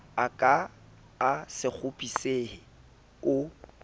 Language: Southern Sotho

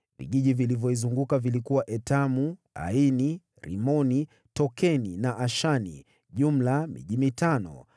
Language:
Swahili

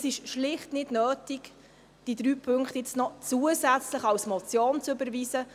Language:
Swiss German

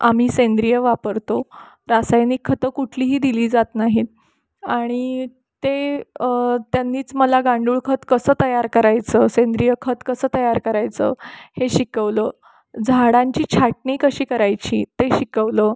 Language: Marathi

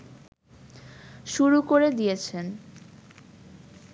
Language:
Bangla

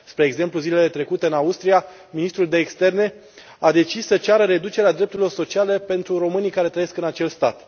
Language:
Romanian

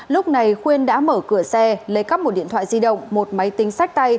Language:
Vietnamese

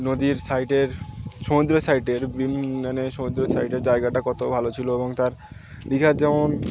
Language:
Bangla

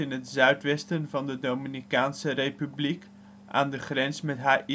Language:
Dutch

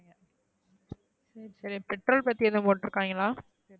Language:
Tamil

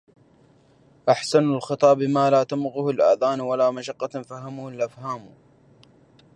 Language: Arabic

